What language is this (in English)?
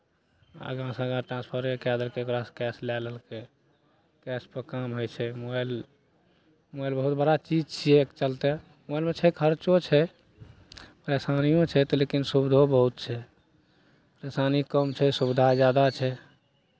Maithili